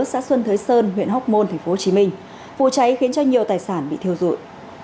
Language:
Vietnamese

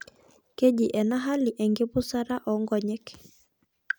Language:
Masai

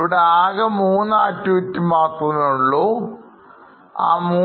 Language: Malayalam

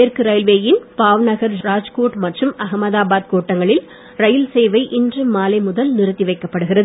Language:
Tamil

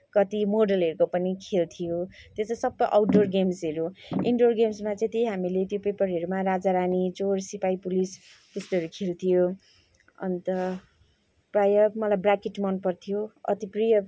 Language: Nepali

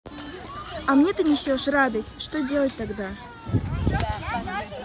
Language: Russian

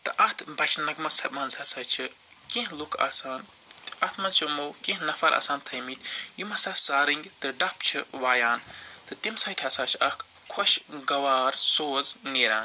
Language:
Kashmiri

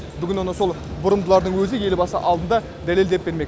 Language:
Kazakh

